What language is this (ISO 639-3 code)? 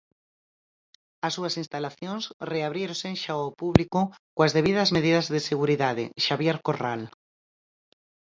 glg